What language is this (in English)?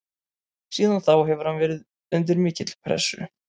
Icelandic